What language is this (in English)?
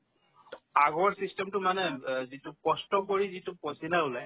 Assamese